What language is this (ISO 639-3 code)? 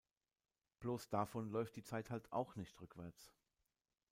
deu